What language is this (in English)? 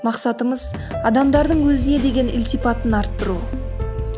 Kazakh